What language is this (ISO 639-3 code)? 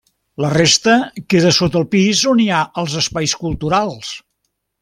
cat